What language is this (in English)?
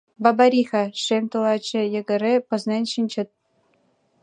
Mari